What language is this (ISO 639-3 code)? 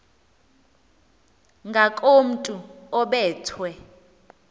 xho